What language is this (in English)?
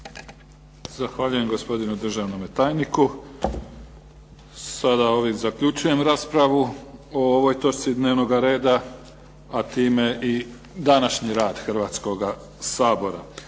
Croatian